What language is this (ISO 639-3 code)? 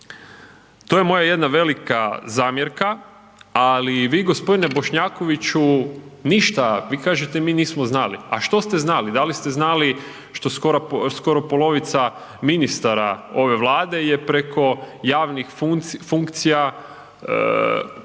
hrv